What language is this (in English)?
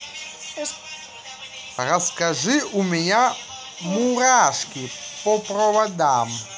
Russian